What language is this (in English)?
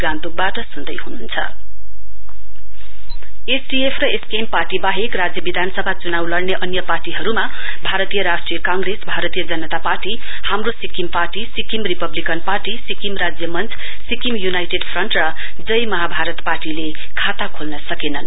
Nepali